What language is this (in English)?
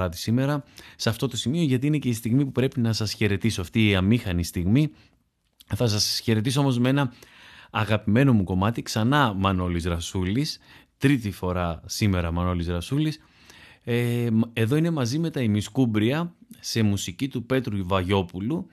Greek